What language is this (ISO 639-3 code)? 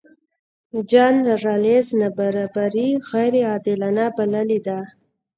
pus